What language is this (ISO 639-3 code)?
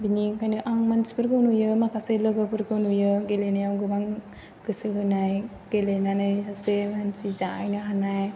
brx